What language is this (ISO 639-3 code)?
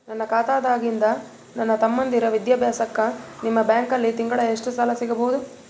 kan